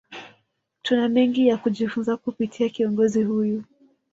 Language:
Swahili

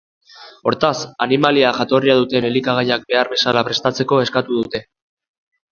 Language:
Basque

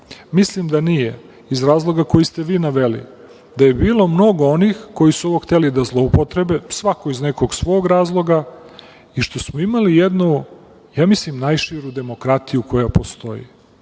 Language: Serbian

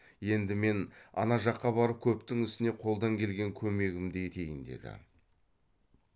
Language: Kazakh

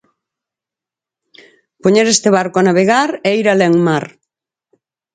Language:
Galician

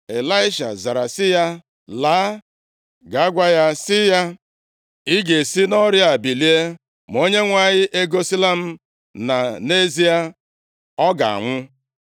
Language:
Igbo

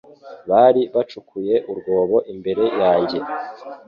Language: Kinyarwanda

